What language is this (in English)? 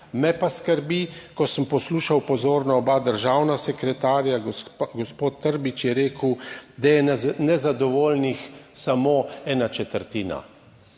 Slovenian